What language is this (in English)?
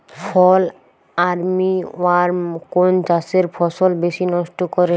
Bangla